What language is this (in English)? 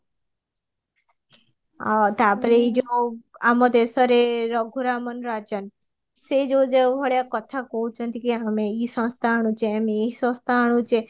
Odia